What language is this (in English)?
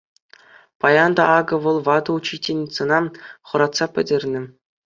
Chuvash